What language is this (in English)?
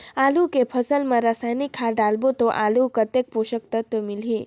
Chhattisgarhi